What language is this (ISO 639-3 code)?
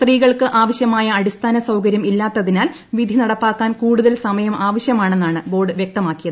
mal